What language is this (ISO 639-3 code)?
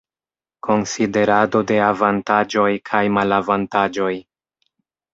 epo